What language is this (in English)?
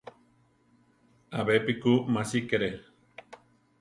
Central Tarahumara